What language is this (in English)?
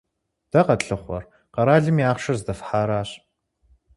Kabardian